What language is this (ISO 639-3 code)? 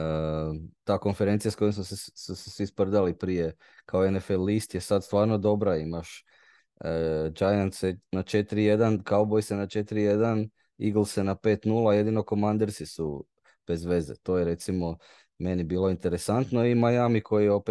hrv